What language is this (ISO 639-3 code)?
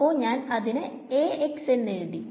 mal